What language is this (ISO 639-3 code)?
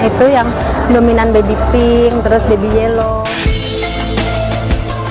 ind